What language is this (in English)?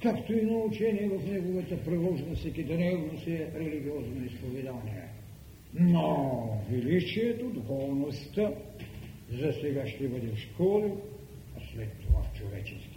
Bulgarian